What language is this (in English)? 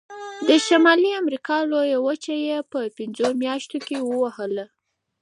Pashto